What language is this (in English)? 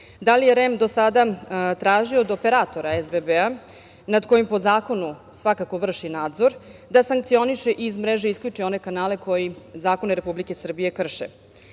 Serbian